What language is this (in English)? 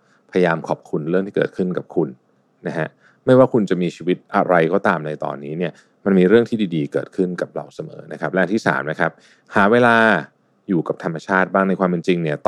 Thai